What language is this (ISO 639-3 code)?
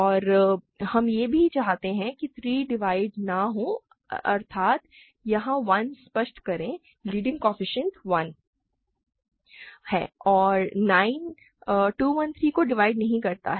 hin